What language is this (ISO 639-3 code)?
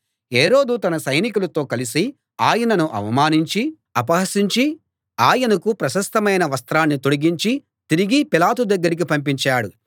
tel